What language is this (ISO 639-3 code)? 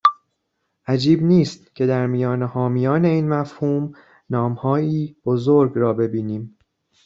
fas